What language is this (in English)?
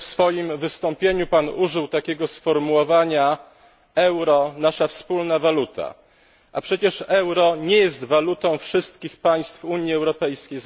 Polish